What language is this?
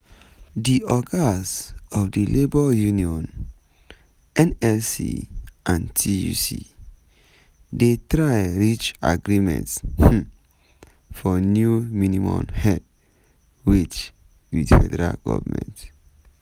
Nigerian Pidgin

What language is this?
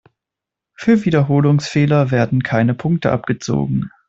German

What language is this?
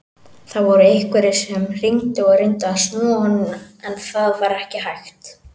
Icelandic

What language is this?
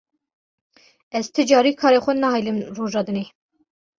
Kurdish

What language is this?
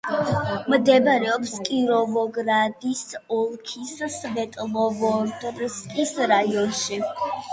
Georgian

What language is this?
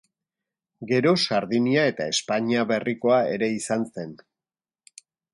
Basque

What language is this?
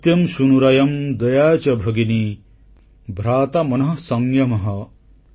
Odia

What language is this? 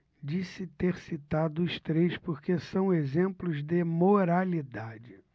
Portuguese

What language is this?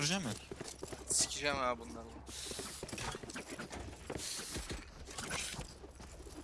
Turkish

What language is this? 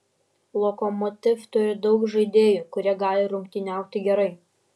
Lithuanian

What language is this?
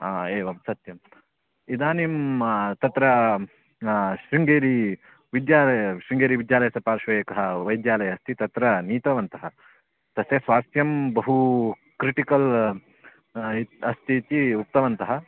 Sanskrit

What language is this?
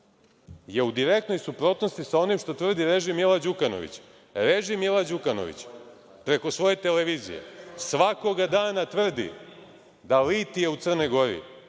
Serbian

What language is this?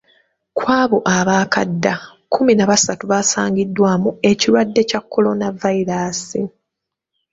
Ganda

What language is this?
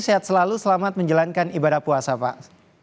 Indonesian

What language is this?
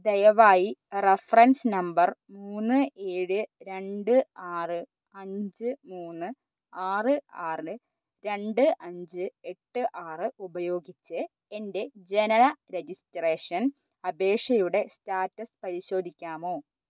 Malayalam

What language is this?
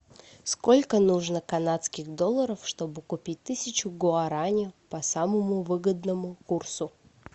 Russian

